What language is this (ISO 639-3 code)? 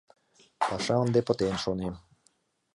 chm